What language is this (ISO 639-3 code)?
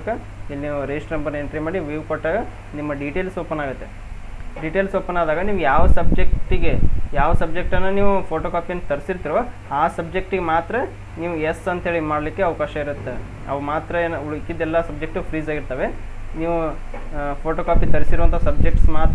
kan